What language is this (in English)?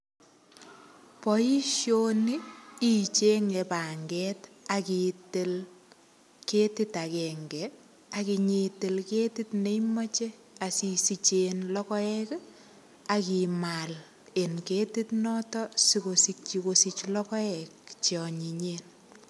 Kalenjin